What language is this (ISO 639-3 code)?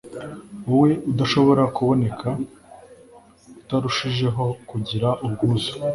kin